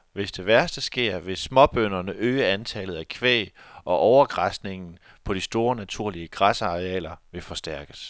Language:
Danish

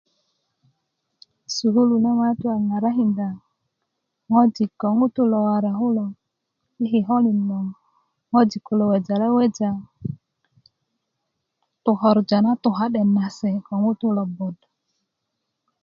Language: Kuku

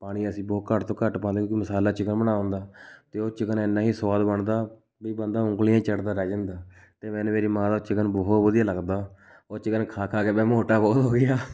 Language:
Punjabi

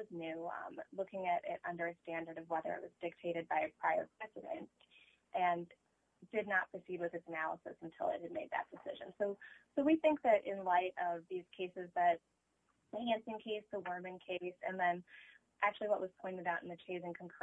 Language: English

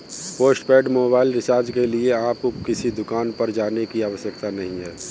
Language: Hindi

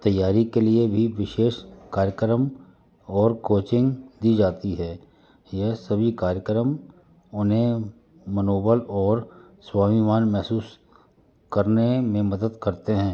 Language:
Hindi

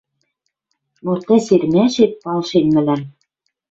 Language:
Western Mari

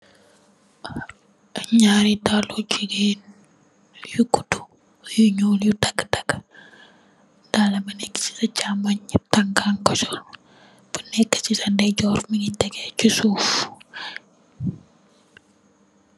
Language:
Wolof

